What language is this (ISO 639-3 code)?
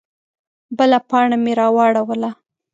pus